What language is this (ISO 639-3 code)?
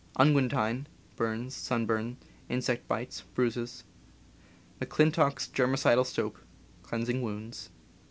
eng